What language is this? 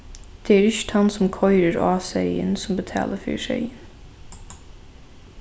Faroese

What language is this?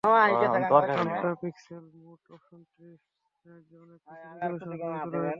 Bangla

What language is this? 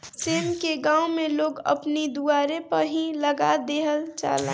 Bhojpuri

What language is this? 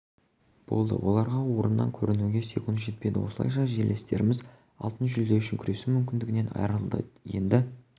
Kazakh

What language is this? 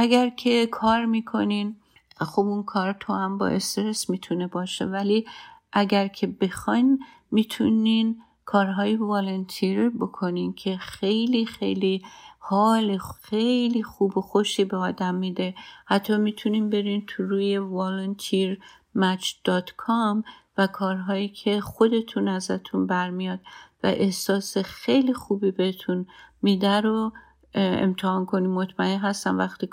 Persian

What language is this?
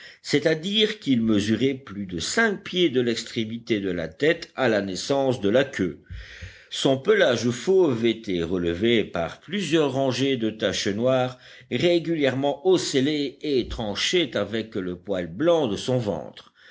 French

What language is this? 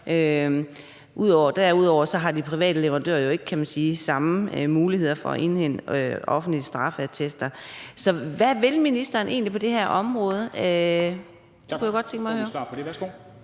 Danish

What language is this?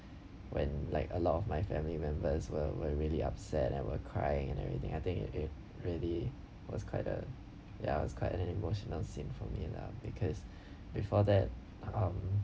English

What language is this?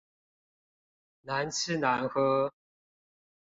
Chinese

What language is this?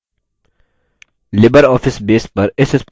Hindi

